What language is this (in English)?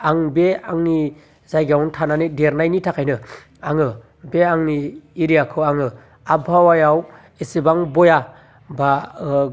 Bodo